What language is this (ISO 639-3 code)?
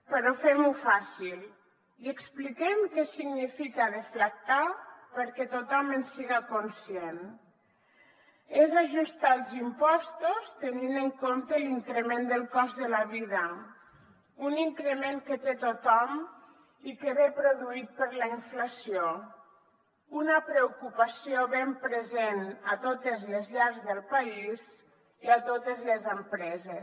cat